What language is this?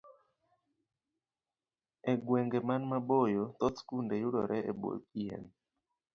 Luo (Kenya and Tanzania)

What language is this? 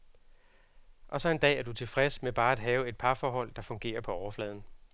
Danish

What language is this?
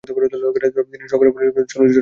Bangla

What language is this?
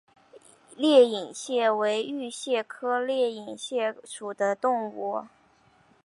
Chinese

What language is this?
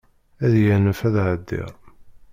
Kabyle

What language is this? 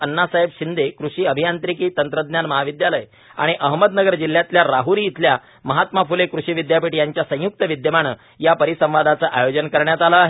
Marathi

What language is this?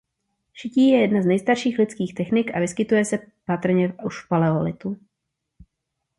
Czech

